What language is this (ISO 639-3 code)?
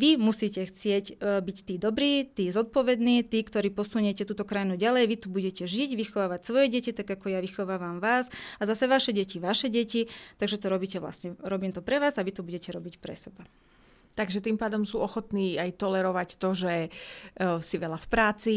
slk